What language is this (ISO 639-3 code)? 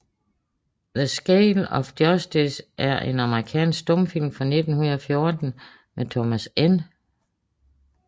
dan